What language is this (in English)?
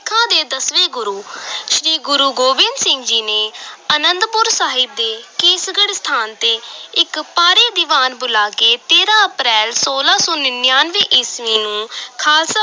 Punjabi